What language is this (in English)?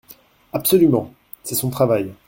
French